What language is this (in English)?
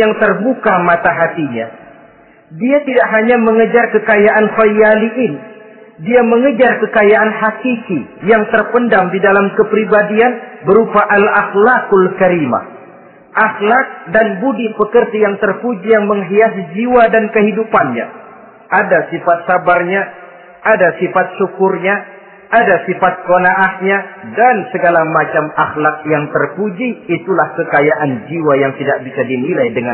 Indonesian